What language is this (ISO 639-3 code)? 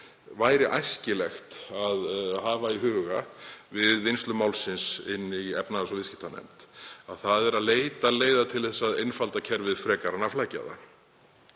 isl